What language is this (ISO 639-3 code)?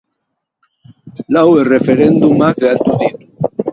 eus